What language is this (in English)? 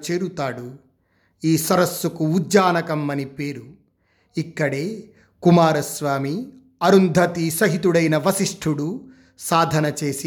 Telugu